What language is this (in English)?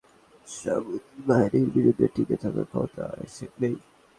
Bangla